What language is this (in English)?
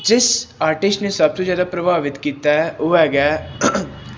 Punjabi